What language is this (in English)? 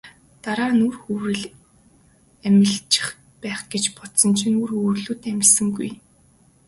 Mongolian